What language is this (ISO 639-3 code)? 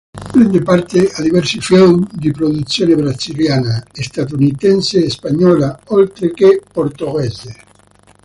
ita